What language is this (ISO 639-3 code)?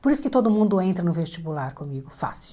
por